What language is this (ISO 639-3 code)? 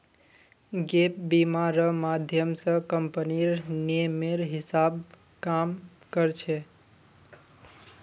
mag